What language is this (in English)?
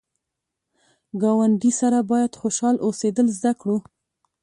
Pashto